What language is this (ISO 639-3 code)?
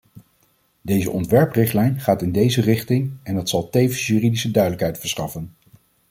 nld